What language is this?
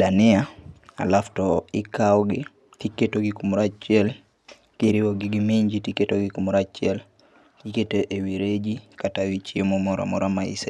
Luo (Kenya and Tanzania)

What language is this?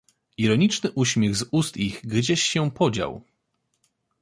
Polish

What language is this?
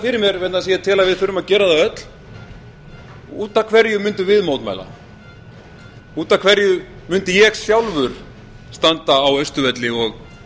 Icelandic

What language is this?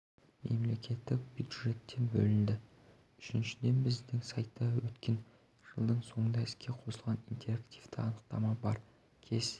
Kazakh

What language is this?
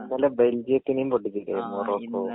Malayalam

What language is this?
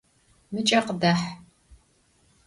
Adyghe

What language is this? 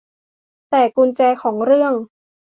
Thai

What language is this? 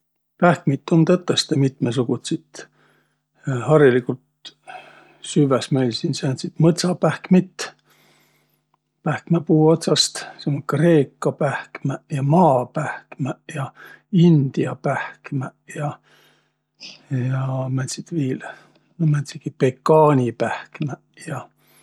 Võro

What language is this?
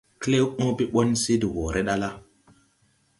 Tupuri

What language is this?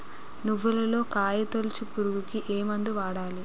Telugu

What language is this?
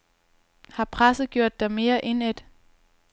Danish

